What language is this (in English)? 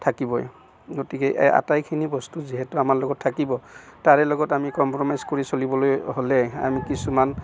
Assamese